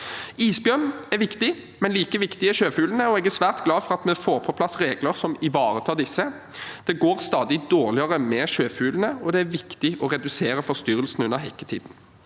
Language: Norwegian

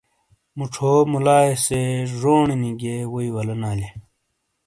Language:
Shina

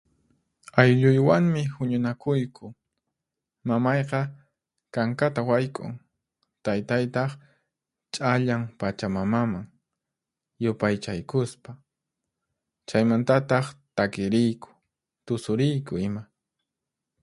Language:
Puno Quechua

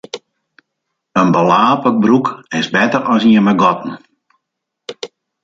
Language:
Western Frisian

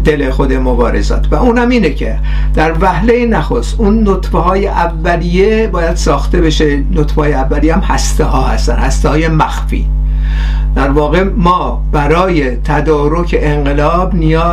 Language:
Persian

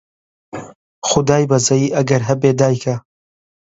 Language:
Central Kurdish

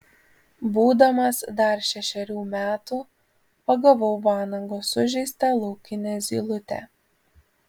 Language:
Lithuanian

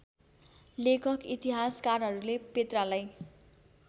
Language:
Nepali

